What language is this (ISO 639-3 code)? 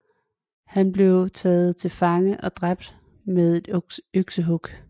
dan